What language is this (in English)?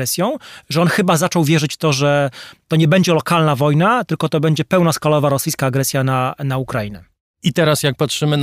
Polish